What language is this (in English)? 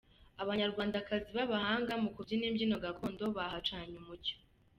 Kinyarwanda